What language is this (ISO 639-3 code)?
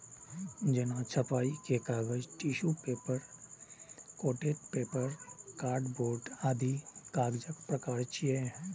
mai